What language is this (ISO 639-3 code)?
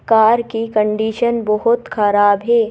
hin